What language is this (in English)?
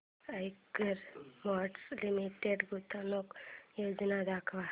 Marathi